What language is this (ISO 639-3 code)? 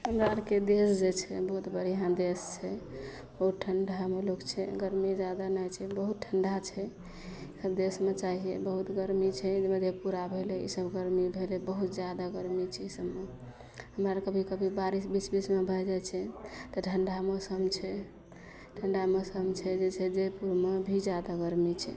mai